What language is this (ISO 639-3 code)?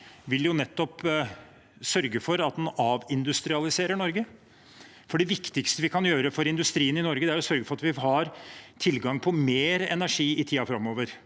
nor